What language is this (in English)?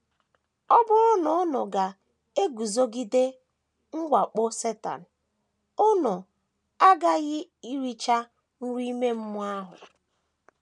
Igbo